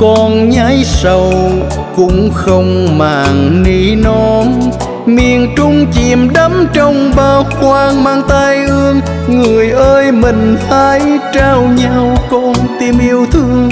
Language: Vietnamese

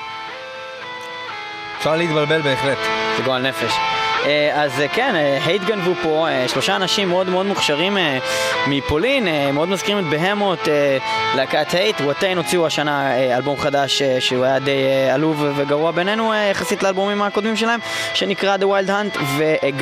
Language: Hebrew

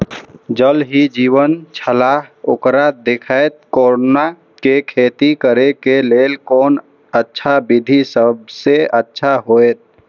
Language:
Maithili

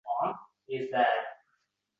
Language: Uzbek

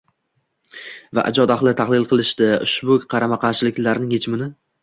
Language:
Uzbek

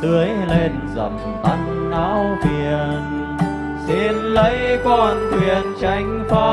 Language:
Vietnamese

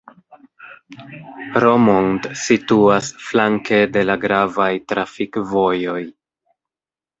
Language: Esperanto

